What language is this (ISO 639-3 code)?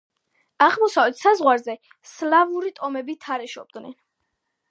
kat